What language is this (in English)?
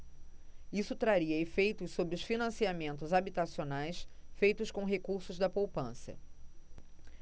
Portuguese